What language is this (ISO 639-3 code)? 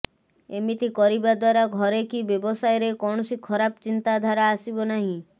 ori